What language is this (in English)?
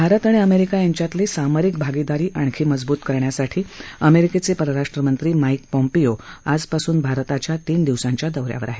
Marathi